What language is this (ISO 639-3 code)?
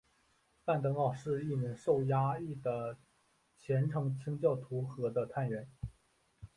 zho